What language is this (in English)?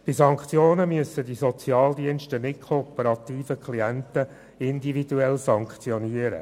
Swiss German